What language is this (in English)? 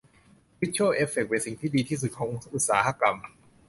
Thai